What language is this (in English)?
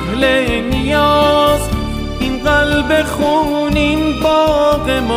Persian